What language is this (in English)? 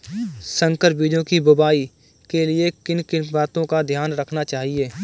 Hindi